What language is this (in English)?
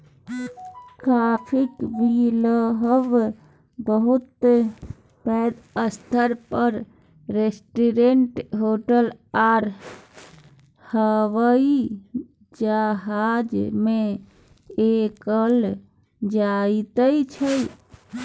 Maithili